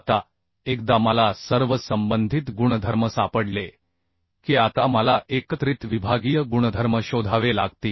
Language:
Marathi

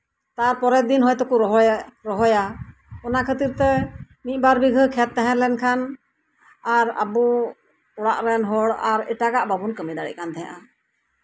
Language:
Santali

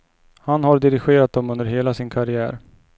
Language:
Swedish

